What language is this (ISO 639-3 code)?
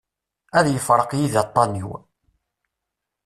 kab